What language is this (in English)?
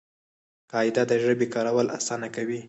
Pashto